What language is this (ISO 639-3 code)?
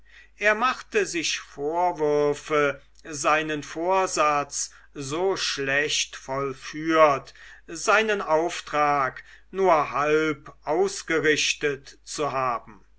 deu